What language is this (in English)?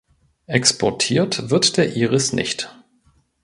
German